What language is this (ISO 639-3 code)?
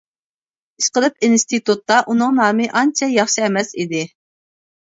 uig